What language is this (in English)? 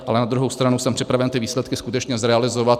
Czech